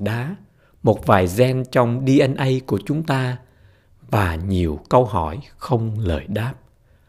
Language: Vietnamese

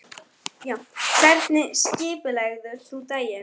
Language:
Icelandic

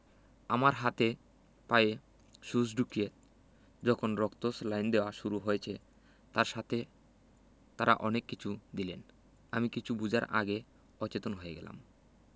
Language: Bangla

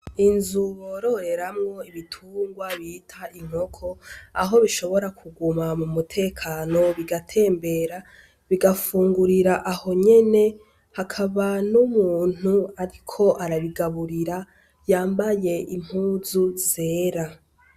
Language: Rundi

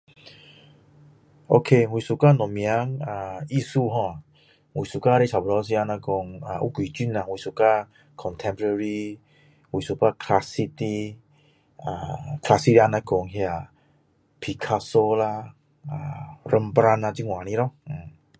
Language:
Min Dong Chinese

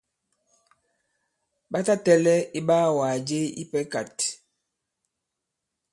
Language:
Bankon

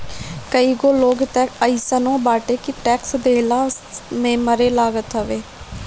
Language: Bhojpuri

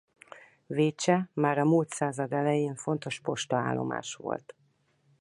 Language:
Hungarian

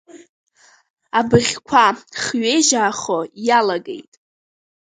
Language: Abkhazian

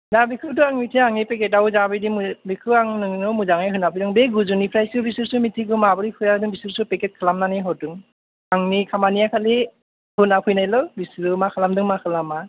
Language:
Bodo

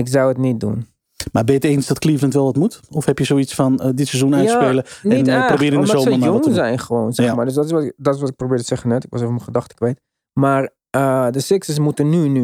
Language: Dutch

